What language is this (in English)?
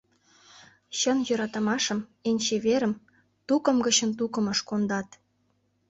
Mari